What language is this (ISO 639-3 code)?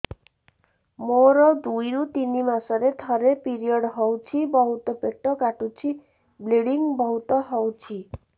ori